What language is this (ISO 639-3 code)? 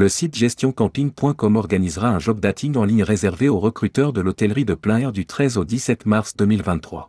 fra